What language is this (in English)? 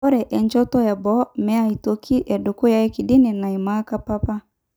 Masai